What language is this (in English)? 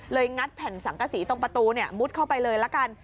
Thai